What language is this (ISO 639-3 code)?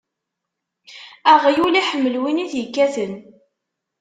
kab